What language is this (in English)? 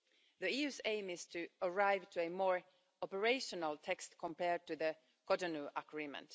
English